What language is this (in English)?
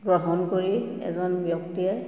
Assamese